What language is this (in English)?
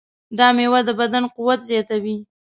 Pashto